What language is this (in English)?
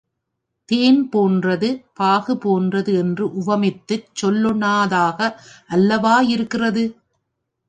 Tamil